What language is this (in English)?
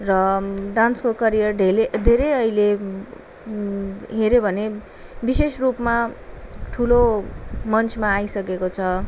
Nepali